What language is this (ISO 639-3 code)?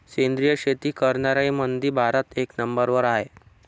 mar